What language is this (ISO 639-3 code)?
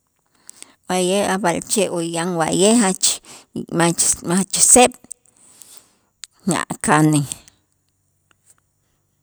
itz